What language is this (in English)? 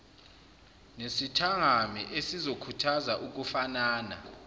Zulu